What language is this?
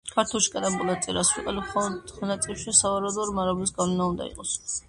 Georgian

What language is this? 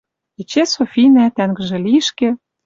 Western Mari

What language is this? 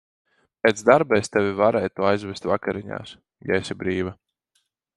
Latvian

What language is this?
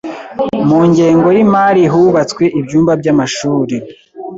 Kinyarwanda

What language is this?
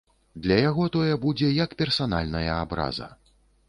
Belarusian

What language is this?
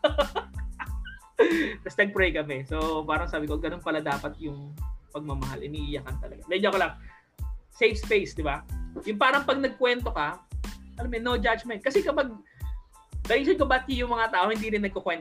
Filipino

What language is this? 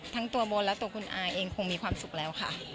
Thai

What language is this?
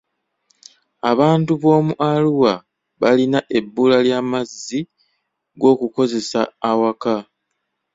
Ganda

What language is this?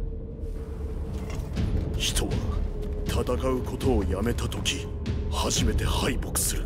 Japanese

